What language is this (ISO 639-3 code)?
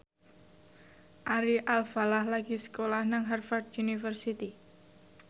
jav